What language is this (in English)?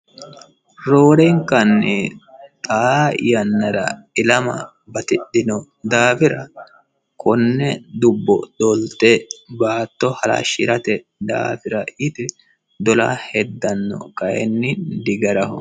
Sidamo